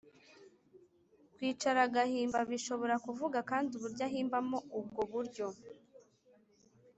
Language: Kinyarwanda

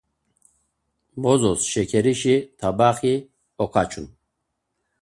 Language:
Laz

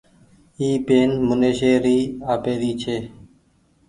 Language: Goaria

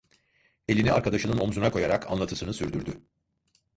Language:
Turkish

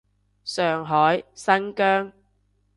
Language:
Cantonese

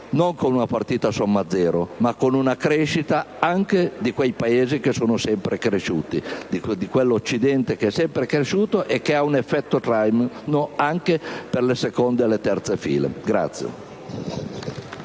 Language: Italian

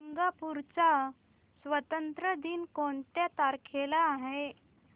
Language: Marathi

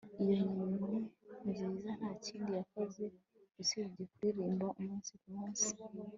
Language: Kinyarwanda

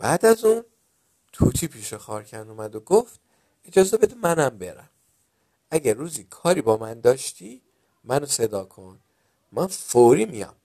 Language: Persian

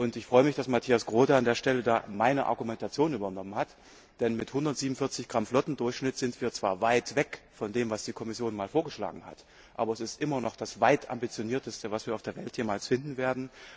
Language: German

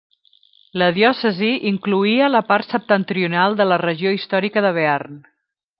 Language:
Catalan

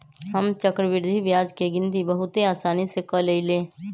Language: Magahi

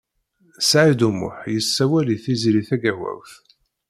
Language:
Kabyle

